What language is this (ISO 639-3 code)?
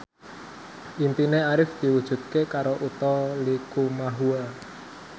jav